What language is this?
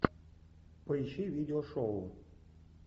Russian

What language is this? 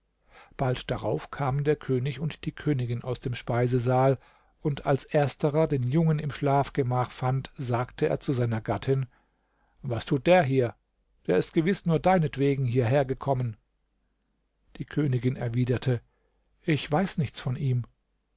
German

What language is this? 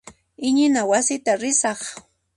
Puno Quechua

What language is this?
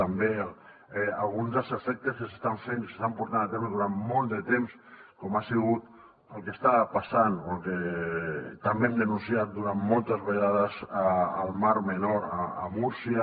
Catalan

